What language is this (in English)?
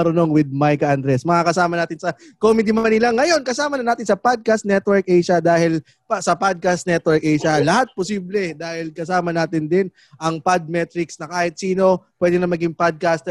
Filipino